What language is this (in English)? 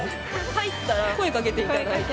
Japanese